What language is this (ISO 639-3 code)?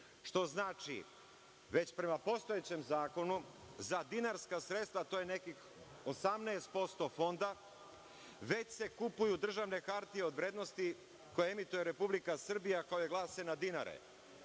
srp